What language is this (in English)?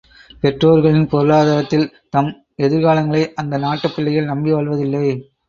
Tamil